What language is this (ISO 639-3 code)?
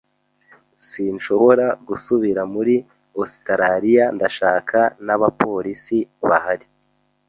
kin